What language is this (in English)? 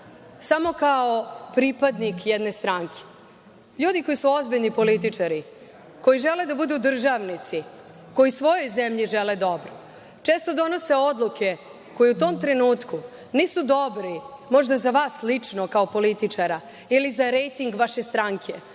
Serbian